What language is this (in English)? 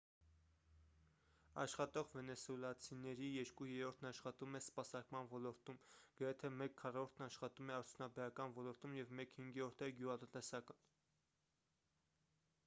Armenian